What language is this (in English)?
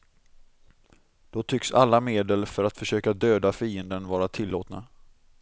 Swedish